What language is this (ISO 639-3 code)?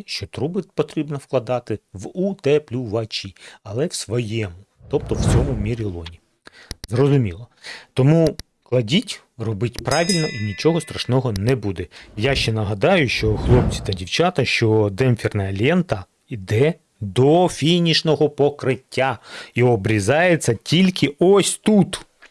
ukr